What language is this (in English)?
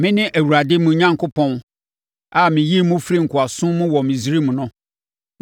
Akan